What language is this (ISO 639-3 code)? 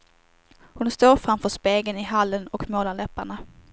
swe